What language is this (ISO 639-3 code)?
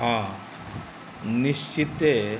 mai